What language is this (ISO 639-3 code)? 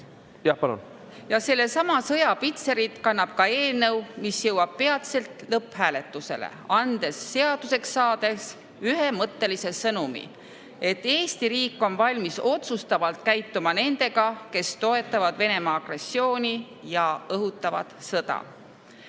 est